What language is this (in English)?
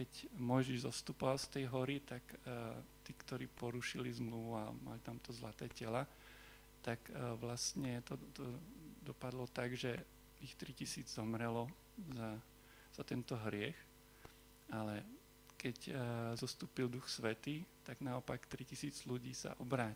Slovak